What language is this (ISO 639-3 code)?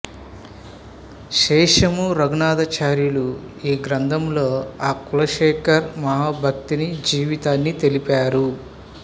tel